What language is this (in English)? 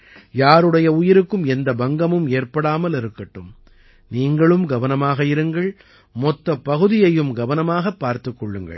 Tamil